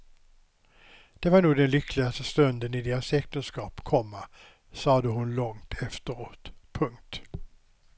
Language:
Swedish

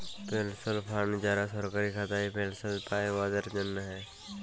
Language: Bangla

